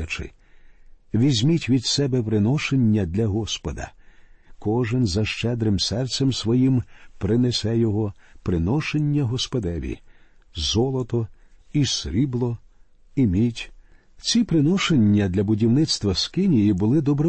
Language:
Ukrainian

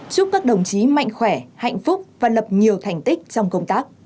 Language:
Vietnamese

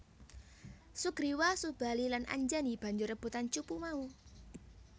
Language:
Javanese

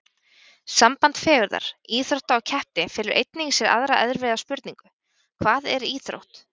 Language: Icelandic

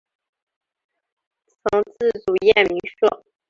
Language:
Chinese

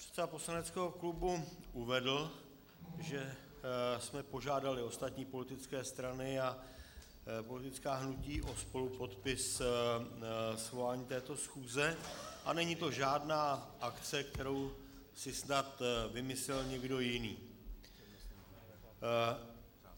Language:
Czech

